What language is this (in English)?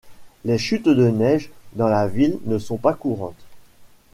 French